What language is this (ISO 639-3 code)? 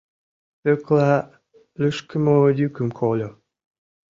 chm